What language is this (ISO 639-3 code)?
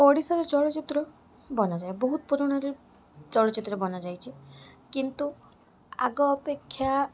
ori